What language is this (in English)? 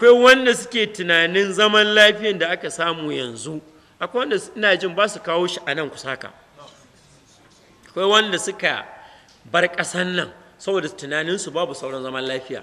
Arabic